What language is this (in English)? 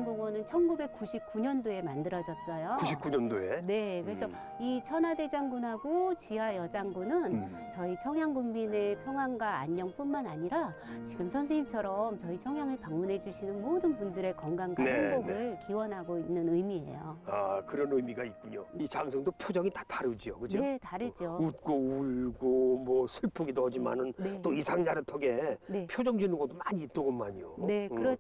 Korean